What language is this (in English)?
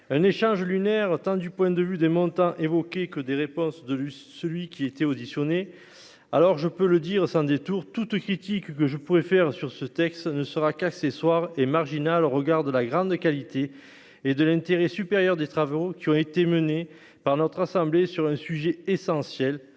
French